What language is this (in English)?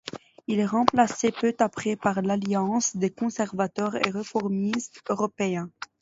French